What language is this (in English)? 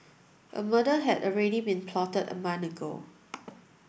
English